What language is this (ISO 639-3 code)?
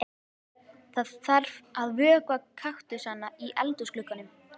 isl